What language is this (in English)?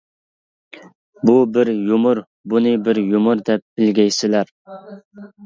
Uyghur